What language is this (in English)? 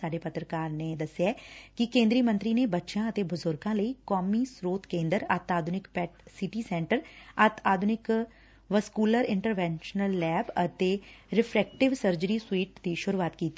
Punjabi